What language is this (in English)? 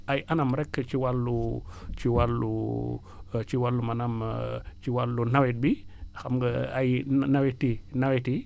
Wolof